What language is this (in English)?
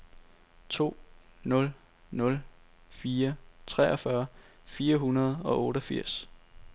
Danish